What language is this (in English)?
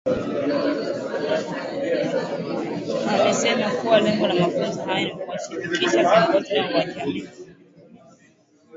Swahili